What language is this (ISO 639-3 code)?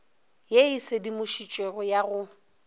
nso